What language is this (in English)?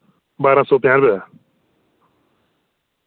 Dogri